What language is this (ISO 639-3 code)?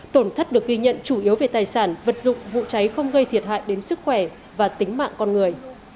vie